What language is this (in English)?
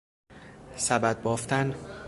Persian